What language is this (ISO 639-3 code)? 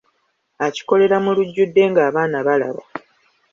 lug